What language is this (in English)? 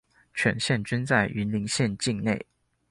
Chinese